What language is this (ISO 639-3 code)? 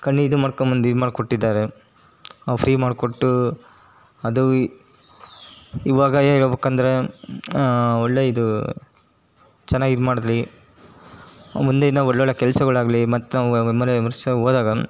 kan